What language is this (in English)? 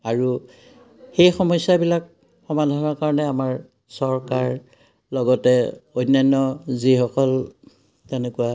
Assamese